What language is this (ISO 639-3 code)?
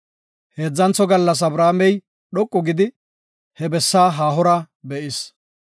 gof